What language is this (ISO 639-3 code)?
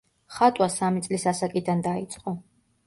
kat